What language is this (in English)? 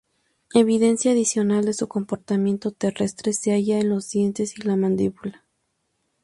Spanish